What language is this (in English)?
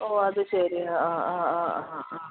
Malayalam